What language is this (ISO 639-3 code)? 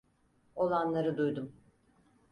tur